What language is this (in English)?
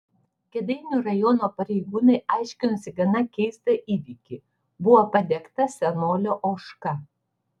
Lithuanian